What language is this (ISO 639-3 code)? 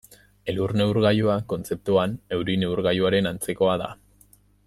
eus